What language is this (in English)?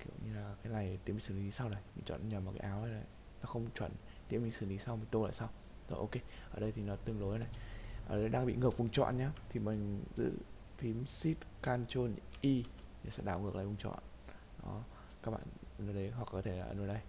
Vietnamese